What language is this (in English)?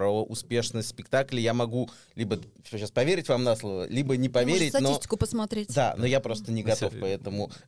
Russian